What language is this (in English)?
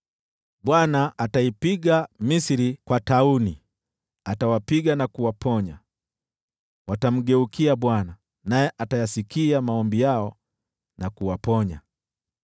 Swahili